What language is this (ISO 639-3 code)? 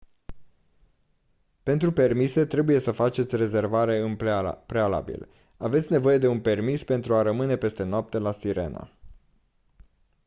ron